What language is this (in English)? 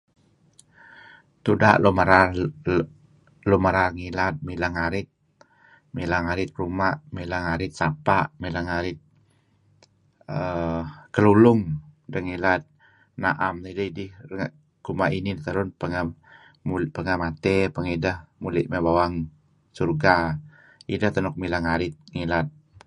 Kelabit